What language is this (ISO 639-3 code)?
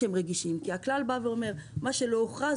heb